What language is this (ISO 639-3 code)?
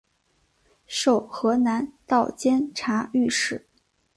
zho